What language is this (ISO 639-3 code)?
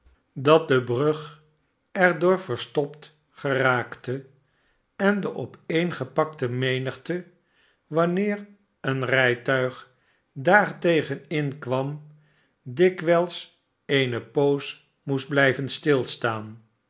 nld